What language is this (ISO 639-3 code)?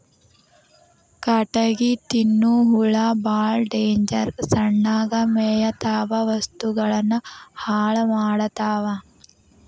kan